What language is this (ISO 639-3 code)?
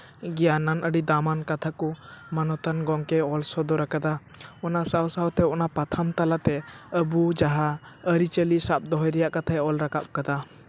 sat